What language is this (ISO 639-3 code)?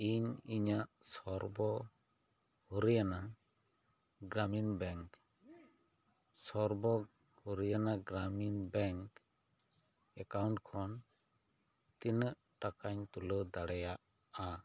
sat